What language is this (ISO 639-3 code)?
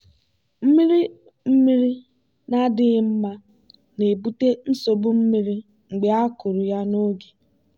ibo